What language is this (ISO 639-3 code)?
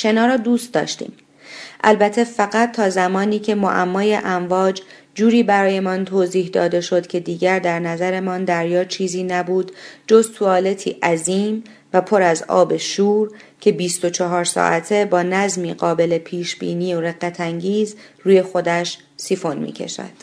fas